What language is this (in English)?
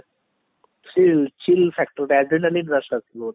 Odia